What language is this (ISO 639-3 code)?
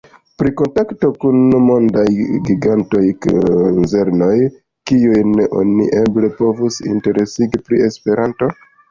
epo